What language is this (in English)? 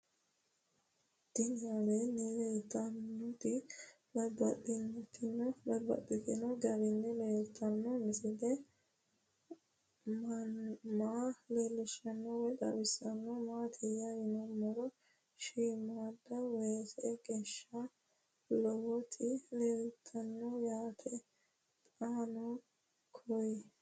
Sidamo